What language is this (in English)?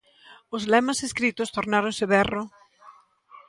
Galician